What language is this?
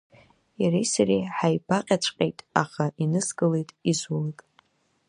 Abkhazian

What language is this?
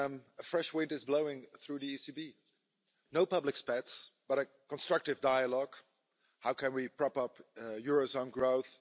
English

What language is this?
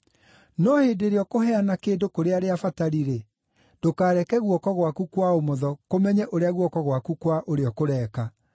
Kikuyu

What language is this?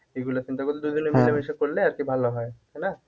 Bangla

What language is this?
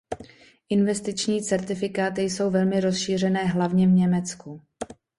Czech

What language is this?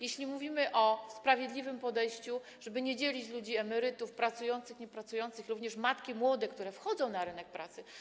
Polish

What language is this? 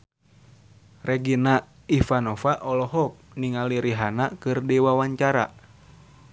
Sundanese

